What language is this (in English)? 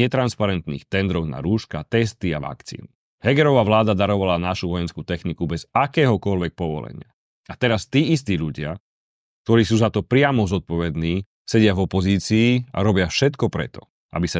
Slovak